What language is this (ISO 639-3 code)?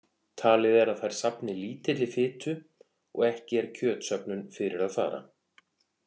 isl